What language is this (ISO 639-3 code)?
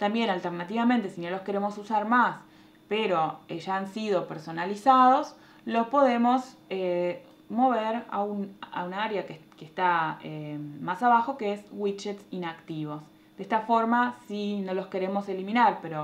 spa